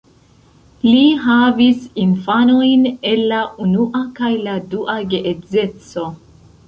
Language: Esperanto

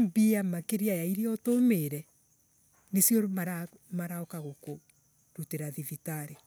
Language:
Embu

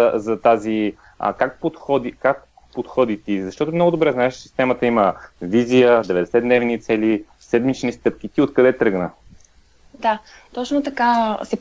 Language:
Bulgarian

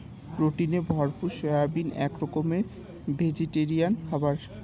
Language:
Bangla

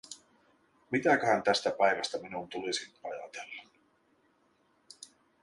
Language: Finnish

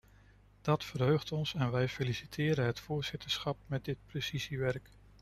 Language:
Dutch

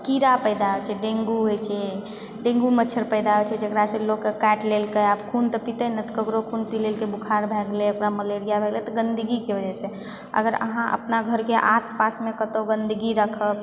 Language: Maithili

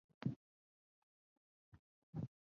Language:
Chinese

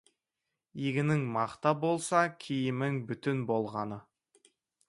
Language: Kazakh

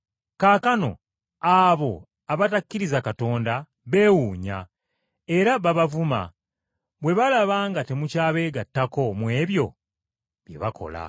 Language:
Ganda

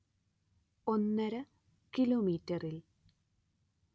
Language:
Malayalam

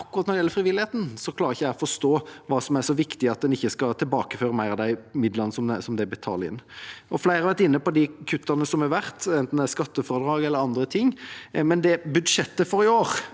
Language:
Norwegian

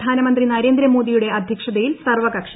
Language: Malayalam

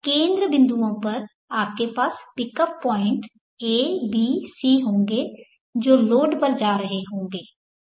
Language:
Hindi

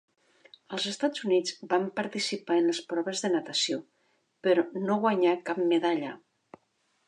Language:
Catalan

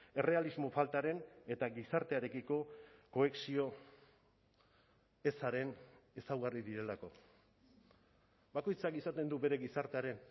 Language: Basque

